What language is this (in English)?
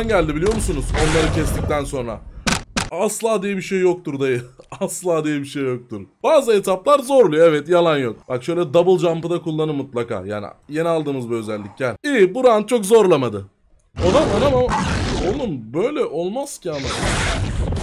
Turkish